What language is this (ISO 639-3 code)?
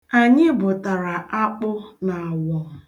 ibo